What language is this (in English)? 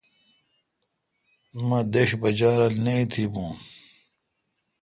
Kalkoti